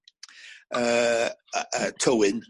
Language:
Welsh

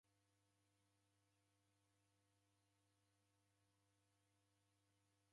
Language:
Taita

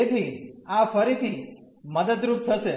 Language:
Gujarati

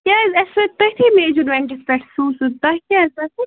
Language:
Kashmiri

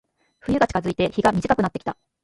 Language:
Japanese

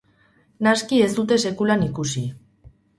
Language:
Basque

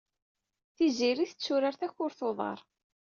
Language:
Kabyle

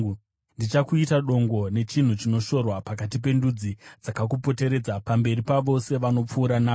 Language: Shona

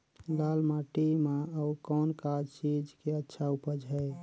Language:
Chhattisgarhi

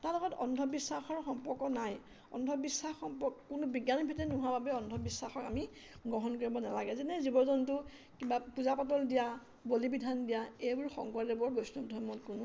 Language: Assamese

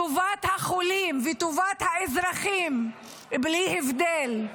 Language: Hebrew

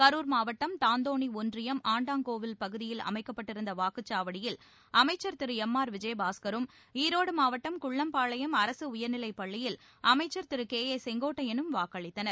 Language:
Tamil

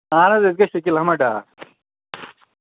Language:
Kashmiri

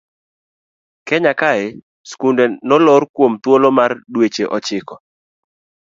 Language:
Luo (Kenya and Tanzania)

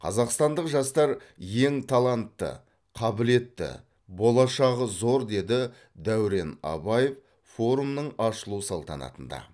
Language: Kazakh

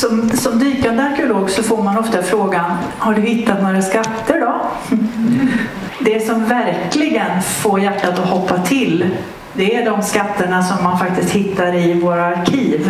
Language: Swedish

